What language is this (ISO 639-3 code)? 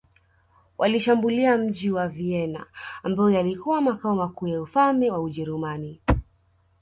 swa